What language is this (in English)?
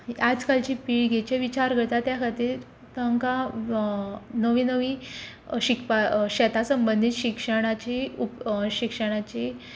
Konkani